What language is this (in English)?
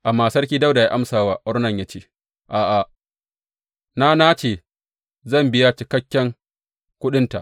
Hausa